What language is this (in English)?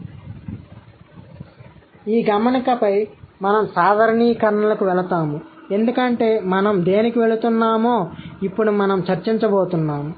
Telugu